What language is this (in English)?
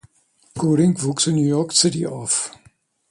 German